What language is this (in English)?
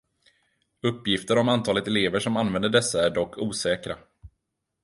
Swedish